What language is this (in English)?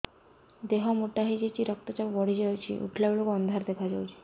Odia